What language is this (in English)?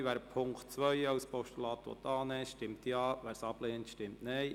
Swiss German